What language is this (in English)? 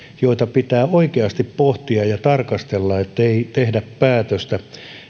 Finnish